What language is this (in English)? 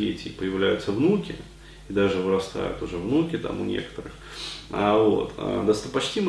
Russian